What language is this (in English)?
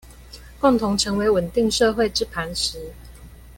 Chinese